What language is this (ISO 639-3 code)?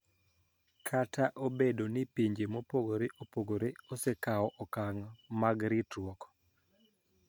luo